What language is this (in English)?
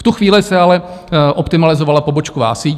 Czech